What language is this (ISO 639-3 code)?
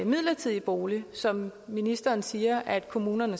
dan